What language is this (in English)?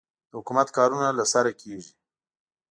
Pashto